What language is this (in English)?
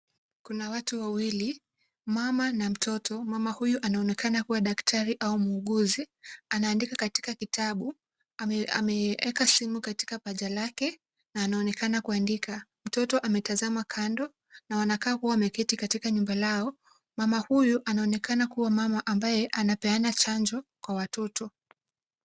Swahili